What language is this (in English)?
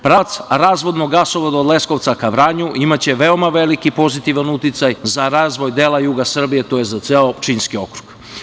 Serbian